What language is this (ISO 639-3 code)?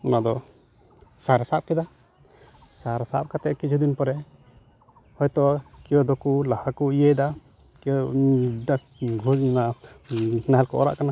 sat